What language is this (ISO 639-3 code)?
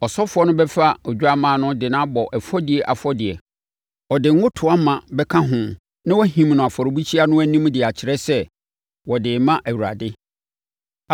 aka